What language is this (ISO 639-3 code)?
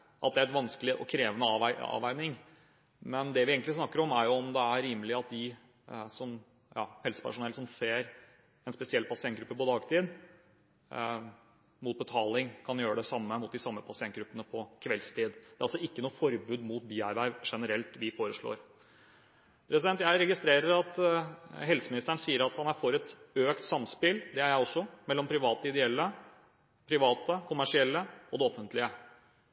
nob